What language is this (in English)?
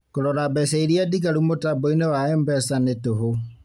Kikuyu